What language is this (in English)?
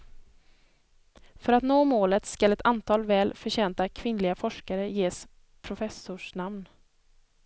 Swedish